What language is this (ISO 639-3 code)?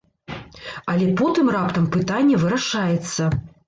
bel